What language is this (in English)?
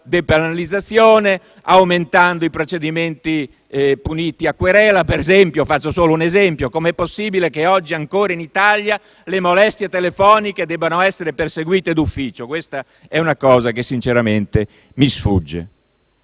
Italian